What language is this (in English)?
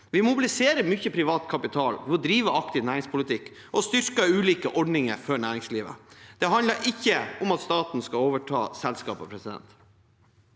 Norwegian